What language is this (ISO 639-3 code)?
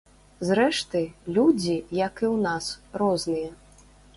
bel